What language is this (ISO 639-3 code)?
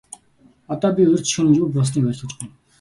mon